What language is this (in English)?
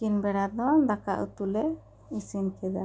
Santali